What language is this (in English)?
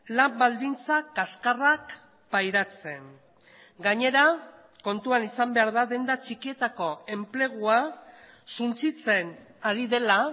Basque